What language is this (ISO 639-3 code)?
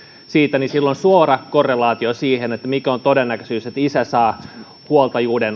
fin